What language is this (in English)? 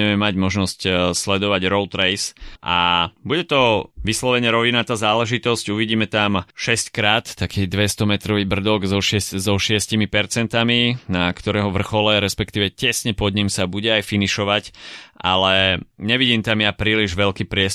Slovak